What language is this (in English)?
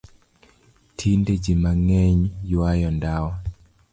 Luo (Kenya and Tanzania)